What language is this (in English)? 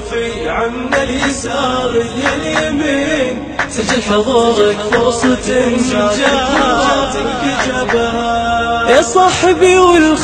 Arabic